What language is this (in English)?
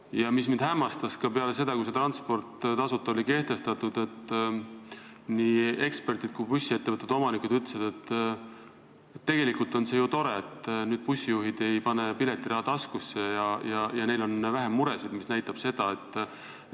Estonian